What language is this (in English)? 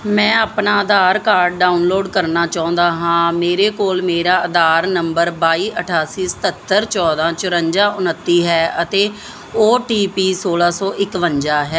Punjabi